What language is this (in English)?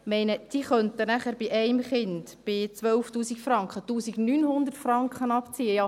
Swiss German